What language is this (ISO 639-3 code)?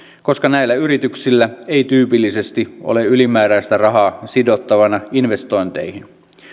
fin